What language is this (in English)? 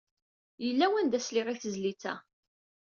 Kabyle